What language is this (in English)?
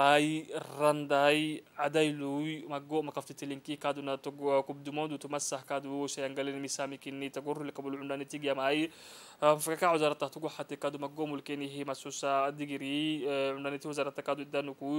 Arabic